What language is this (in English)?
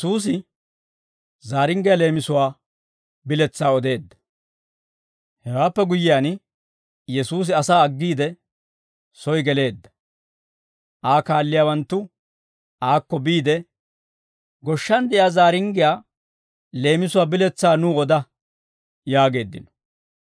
Dawro